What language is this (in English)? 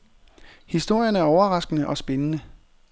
Danish